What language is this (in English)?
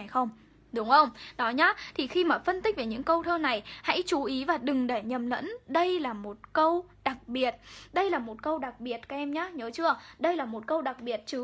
Vietnamese